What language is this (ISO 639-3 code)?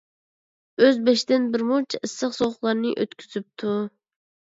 uig